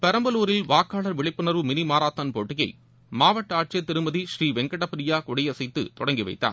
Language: Tamil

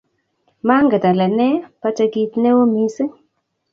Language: Kalenjin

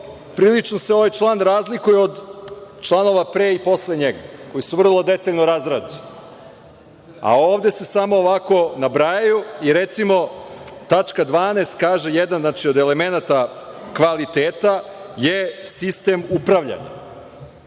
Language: Serbian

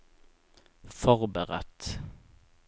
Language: Norwegian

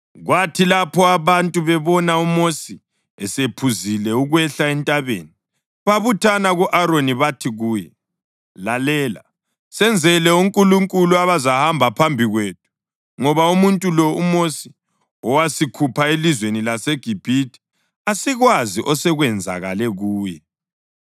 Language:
North Ndebele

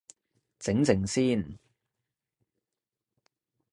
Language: Cantonese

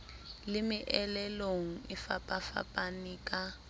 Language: Southern Sotho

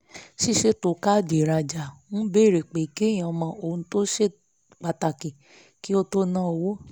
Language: Yoruba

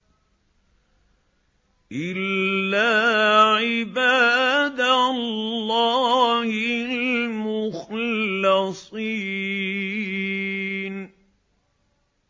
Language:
Arabic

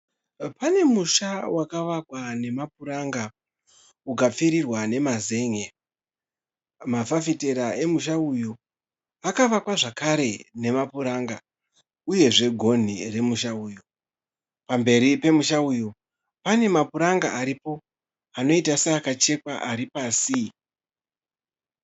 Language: Shona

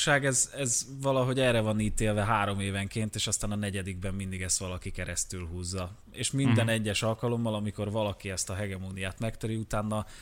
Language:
Hungarian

